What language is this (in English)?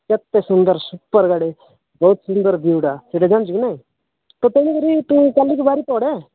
Odia